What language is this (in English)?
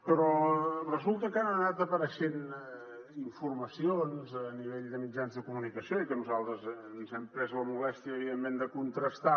Catalan